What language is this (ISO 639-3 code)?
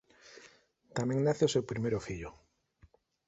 glg